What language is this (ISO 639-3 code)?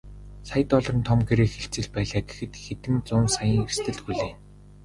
mon